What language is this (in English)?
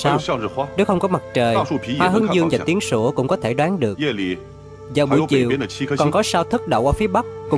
Vietnamese